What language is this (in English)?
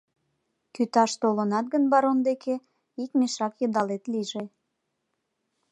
Mari